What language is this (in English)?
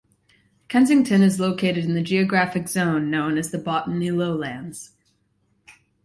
English